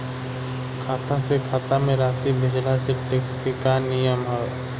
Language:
Bhojpuri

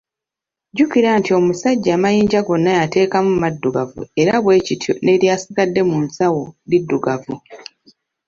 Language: Ganda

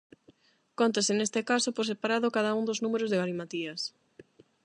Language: Galician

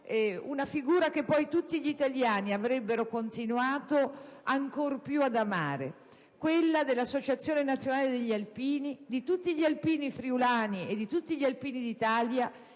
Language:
Italian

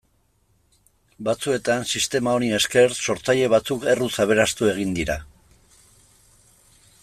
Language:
Basque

